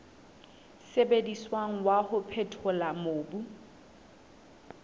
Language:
Southern Sotho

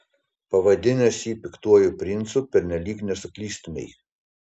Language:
Lithuanian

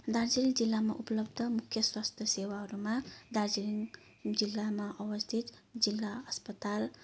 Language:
Nepali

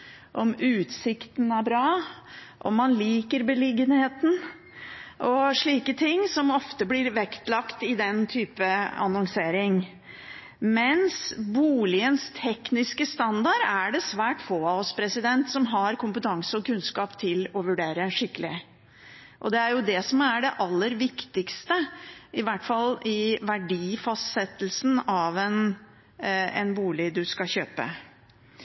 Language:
Norwegian Bokmål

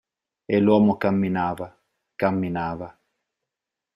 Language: Italian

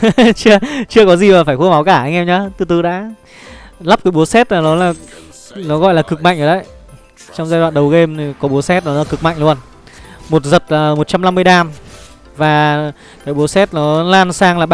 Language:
Vietnamese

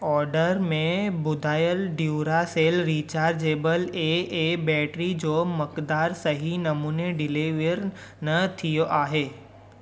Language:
Sindhi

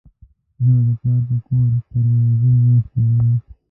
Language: Pashto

